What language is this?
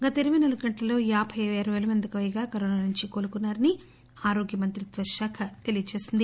Telugu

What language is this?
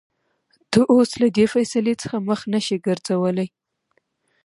Pashto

